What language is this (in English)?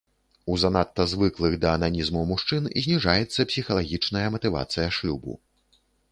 Belarusian